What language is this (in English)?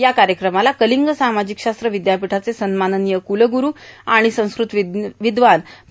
Marathi